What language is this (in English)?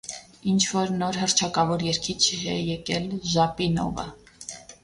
Armenian